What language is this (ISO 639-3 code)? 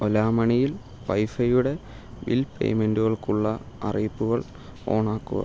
mal